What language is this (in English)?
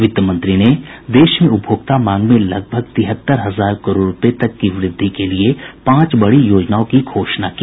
Hindi